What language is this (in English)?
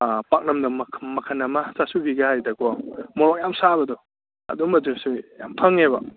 Manipuri